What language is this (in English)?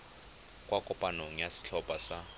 Tswana